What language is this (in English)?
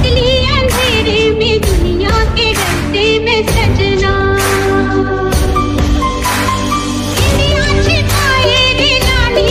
Korean